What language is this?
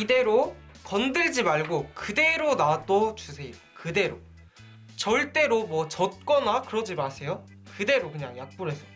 Korean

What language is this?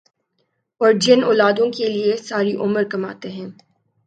Urdu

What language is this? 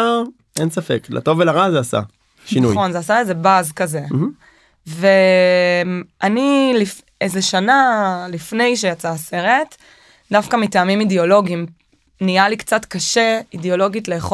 Hebrew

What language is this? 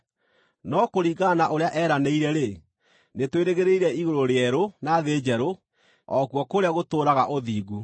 Kikuyu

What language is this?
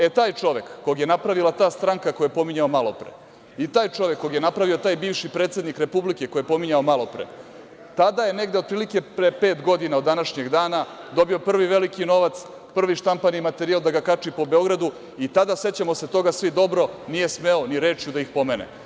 Serbian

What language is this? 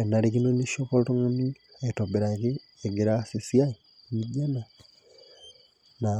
Masai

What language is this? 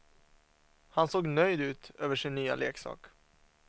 Swedish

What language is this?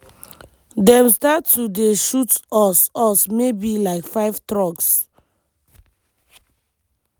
Nigerian Pidgin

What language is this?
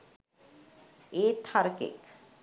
Sinhala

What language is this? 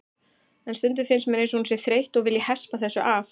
Icelandic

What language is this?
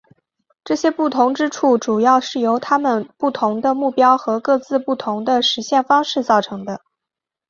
Chinese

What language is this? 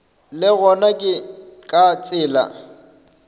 Northern Sotho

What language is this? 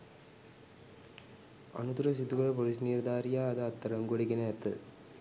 Sinhala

